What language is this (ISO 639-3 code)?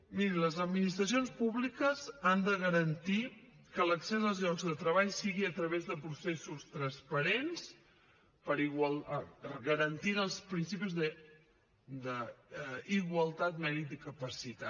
cat